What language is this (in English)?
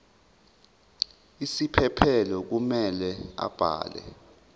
Zulu